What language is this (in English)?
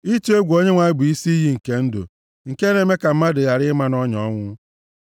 Igbo